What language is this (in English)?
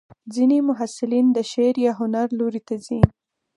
Pashto